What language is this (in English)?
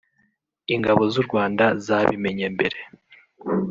Kinyarwanda